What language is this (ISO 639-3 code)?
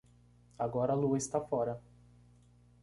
por